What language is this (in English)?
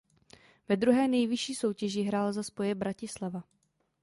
Czech